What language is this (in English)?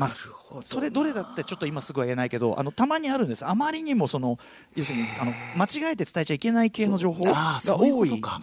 Japanese